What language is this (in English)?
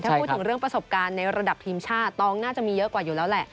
Thai